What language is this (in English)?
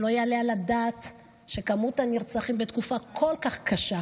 Hebrew